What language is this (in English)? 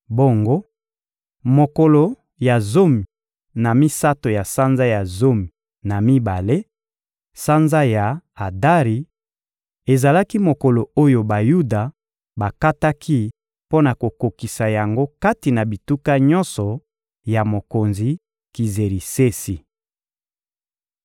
Lingala